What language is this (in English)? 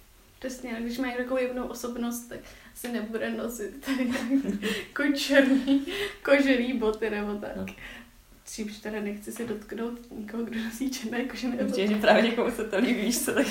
Czech